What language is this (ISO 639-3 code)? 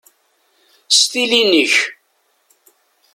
kab